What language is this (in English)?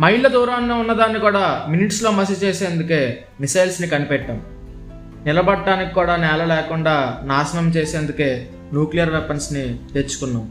Telugu